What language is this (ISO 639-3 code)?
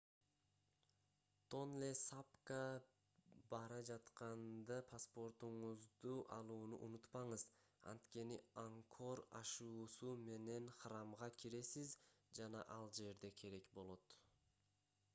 kir